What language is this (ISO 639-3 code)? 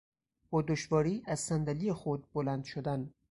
fas